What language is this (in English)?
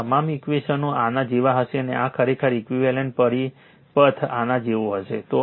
Gujarati